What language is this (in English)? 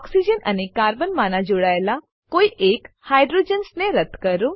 Gujarati